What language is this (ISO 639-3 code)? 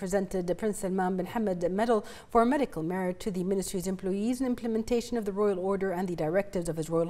eng